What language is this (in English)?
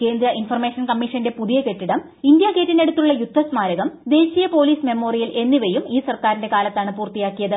Malayalam